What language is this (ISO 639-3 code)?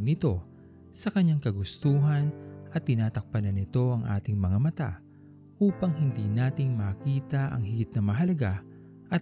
fil